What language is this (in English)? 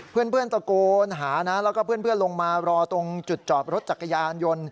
Thai